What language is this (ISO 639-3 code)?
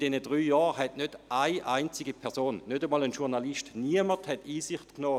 gsw